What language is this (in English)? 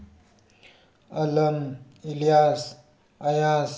Manipuri